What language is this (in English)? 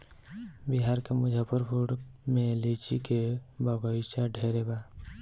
Bhojpuri